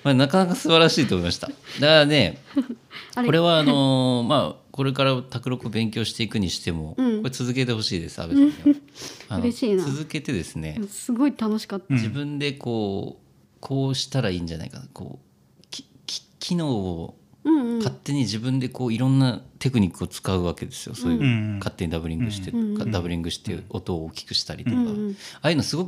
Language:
Japanese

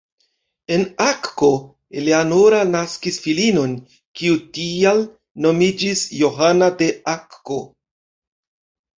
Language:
Esperanto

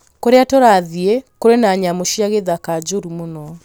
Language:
Kikuyu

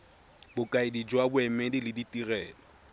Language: Tswana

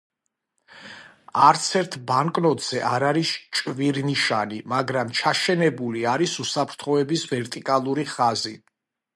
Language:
Georgian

